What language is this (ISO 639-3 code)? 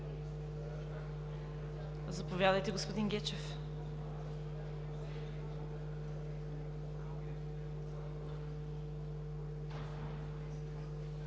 bul